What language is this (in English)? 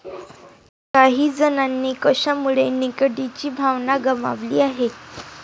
Marathi